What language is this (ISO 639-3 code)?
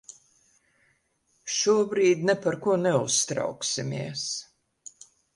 lav